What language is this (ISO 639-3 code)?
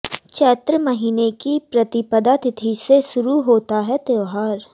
hin